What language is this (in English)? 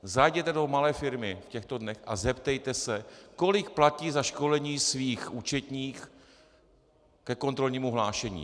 Czech